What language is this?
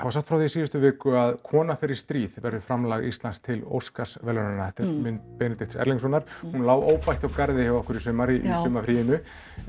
Icelandic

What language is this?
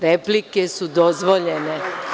Serbian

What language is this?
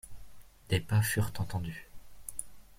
French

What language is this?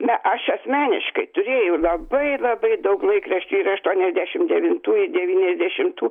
Lithuanian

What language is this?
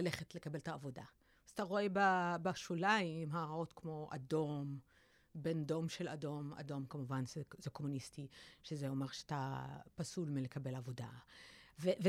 Hebrew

